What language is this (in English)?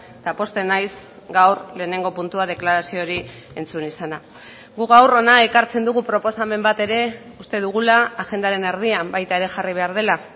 Basque